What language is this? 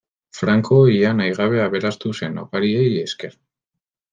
Basque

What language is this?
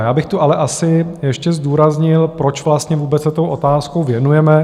Czech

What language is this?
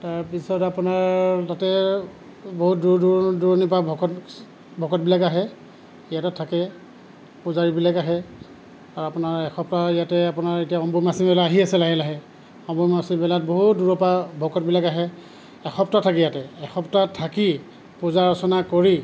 Assamese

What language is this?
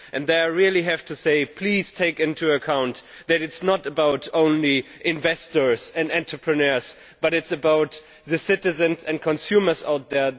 English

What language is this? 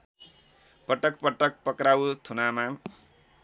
Nepali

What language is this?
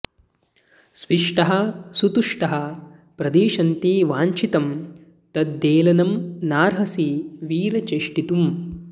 Sanskrit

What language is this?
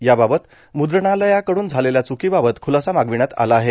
Marathi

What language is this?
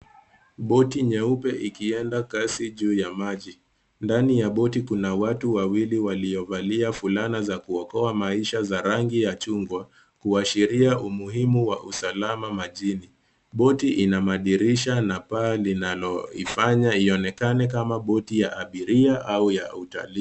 Swahili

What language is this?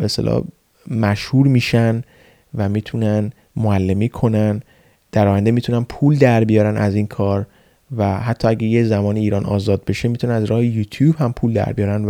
Persian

